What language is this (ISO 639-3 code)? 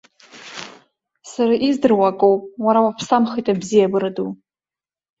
abk